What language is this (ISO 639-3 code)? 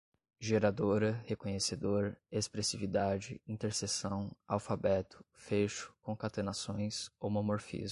por